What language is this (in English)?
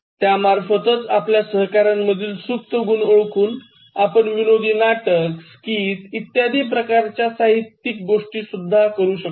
Marathi